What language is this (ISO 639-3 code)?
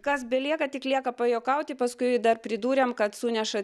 lit